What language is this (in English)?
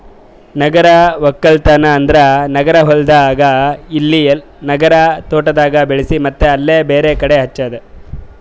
Kannada